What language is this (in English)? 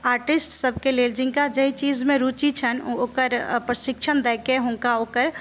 Maithili